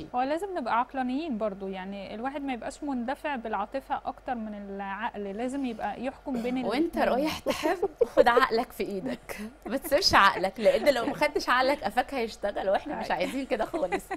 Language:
Arabic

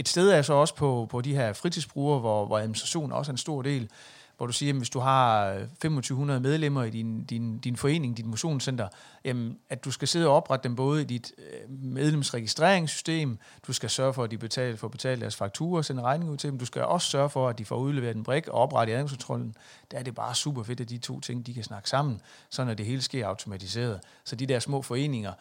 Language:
Danish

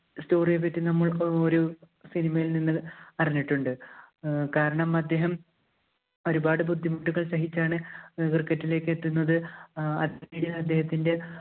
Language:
Malayalam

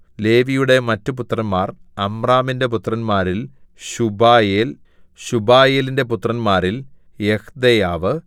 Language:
Malayalam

